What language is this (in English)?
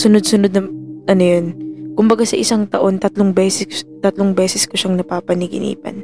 Filipino